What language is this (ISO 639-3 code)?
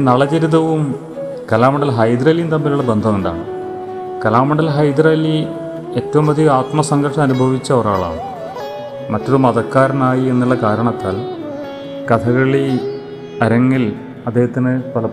mal